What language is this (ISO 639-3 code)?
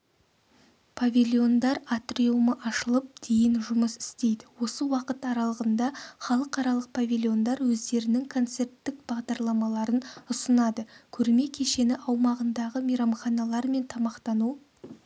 kaz